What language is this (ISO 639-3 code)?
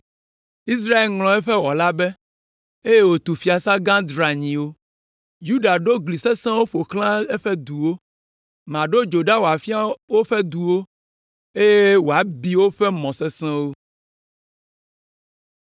ewe